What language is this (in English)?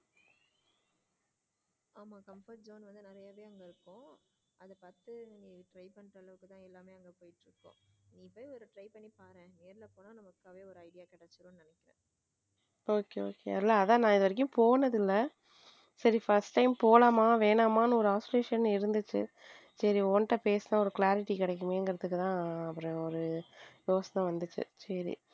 Tamil